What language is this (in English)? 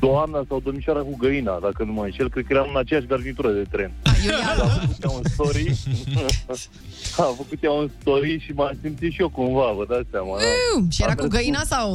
Romanian